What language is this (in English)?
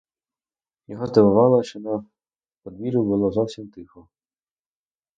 Ukrainian